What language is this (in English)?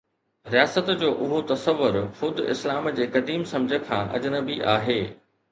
Sindhi